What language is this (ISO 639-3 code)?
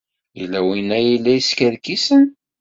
kab